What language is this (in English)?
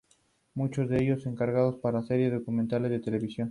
Spanish